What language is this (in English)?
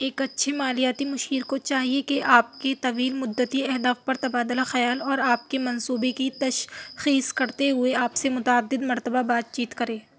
Urdu